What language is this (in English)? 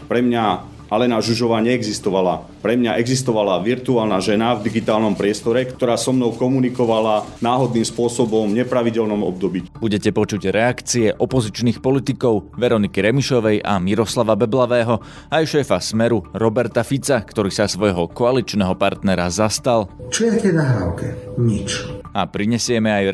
Slovak